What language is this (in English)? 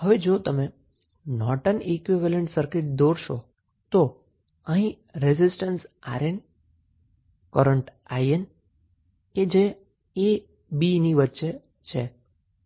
Gujarati